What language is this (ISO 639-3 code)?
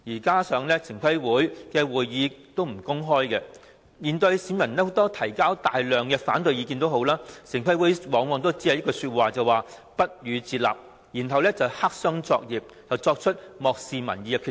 yue